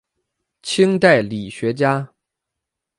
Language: Chinese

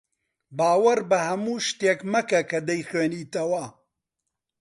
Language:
Central Kurdish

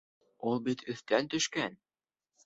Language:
Bashkir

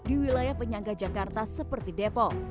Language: Indonesian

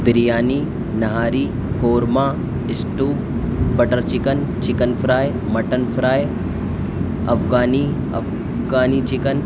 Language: Urdu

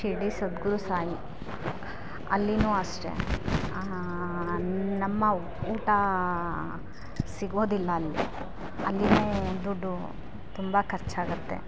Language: Kannada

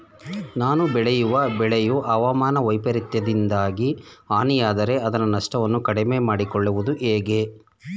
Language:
Kannada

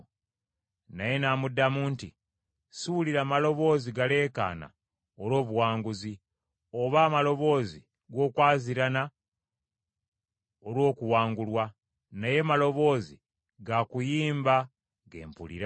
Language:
Ganda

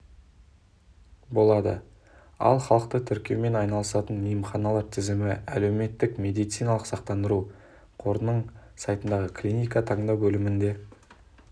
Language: Kazakh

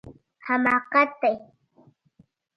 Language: Pashto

